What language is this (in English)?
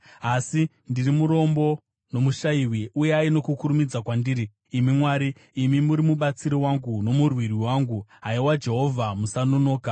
Shona